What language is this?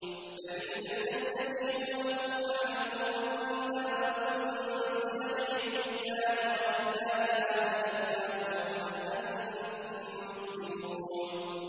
Arabic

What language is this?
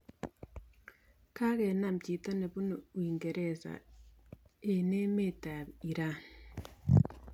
Kalenjin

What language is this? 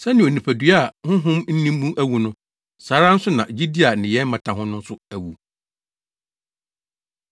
Akan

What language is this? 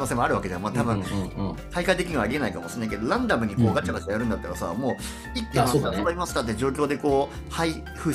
Japanese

